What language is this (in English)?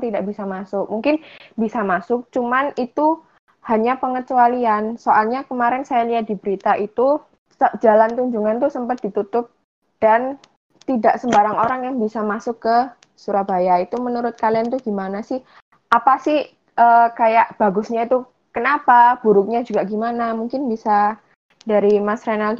Indonesian